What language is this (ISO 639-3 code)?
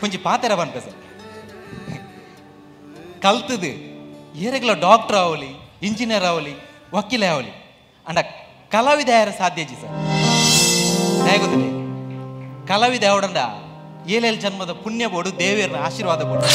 ind